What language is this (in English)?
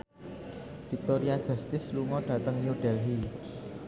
Javanese